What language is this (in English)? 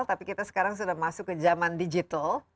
Indonesian